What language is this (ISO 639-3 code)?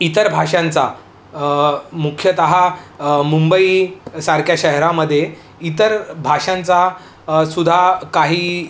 mar